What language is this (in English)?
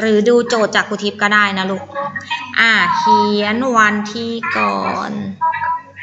Thai